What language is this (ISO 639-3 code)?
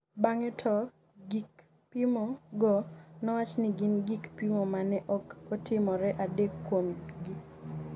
luo